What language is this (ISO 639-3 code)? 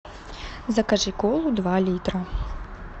rus